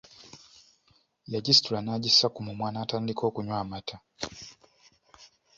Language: Ganda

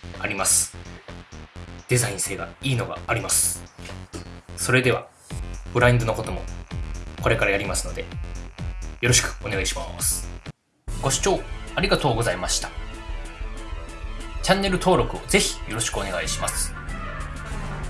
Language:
Japanese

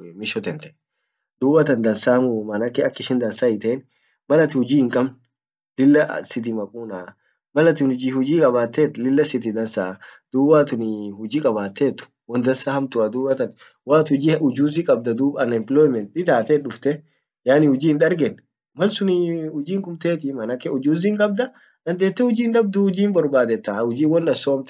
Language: Orma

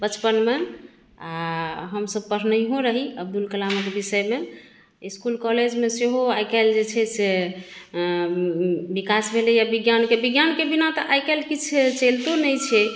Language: Maithili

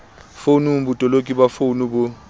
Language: Southern Sotho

